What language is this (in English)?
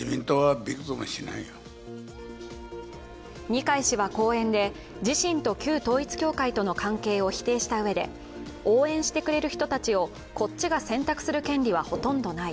Japanese